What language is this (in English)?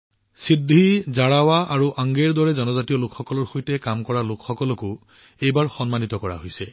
Assamese